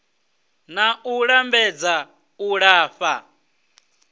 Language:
Venda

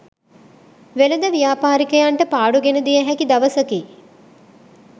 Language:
Sinhala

